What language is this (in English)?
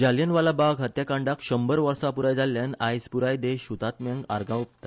Konkani